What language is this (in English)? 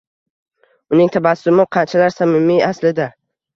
Uzbek